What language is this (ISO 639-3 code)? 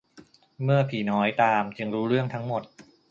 tha